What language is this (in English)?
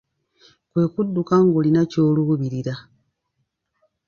Ganda